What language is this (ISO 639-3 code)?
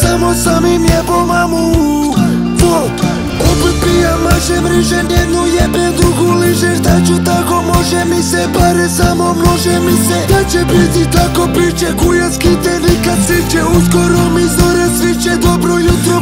ron